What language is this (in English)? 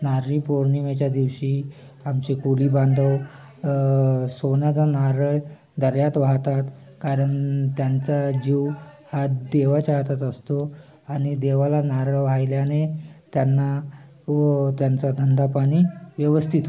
Marathi